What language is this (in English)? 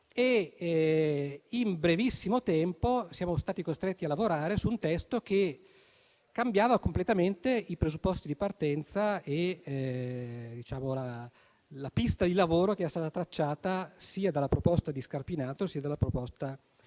Italian